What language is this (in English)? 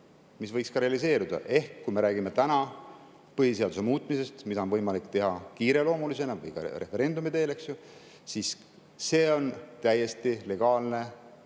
Estonian